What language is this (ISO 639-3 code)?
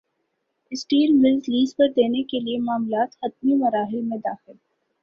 urd